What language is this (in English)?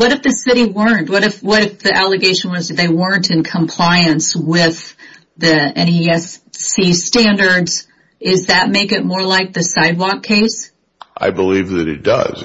English